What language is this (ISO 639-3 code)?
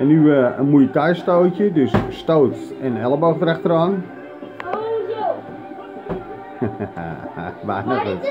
nld